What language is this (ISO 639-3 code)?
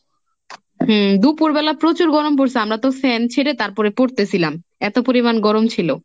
ben